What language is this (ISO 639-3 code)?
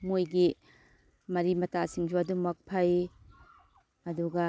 mni